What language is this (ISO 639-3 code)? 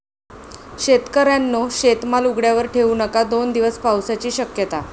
mar